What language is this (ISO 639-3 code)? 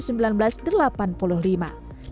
ind